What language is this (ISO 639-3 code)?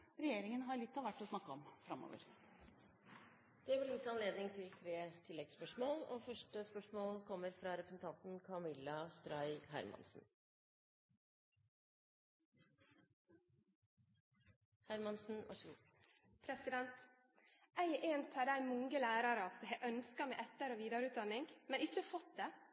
nor